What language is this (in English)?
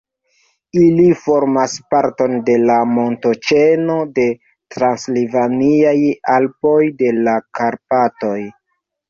Esperanto